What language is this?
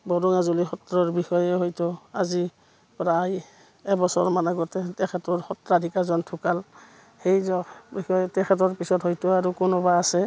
Assamese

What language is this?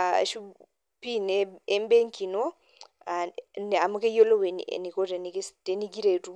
Masai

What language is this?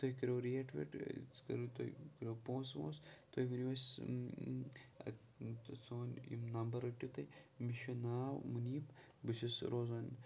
Kashmiri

